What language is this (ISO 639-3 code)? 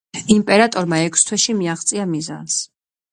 kat